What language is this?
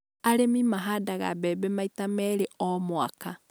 Kikuyu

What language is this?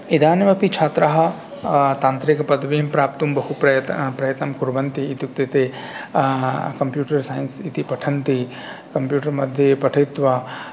Sanskrit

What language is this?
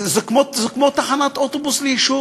Hebrew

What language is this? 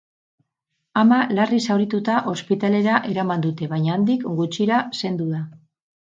Basque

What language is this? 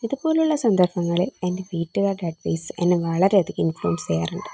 Malayalam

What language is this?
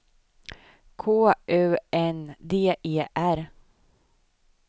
Swedish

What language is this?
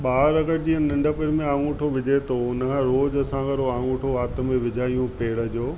Sindhi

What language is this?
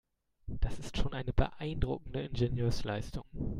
German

